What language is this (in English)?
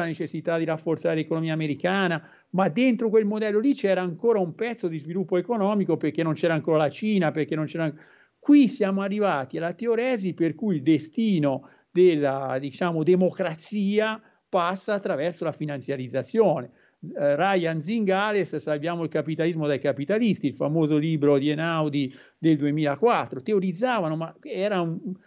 Italian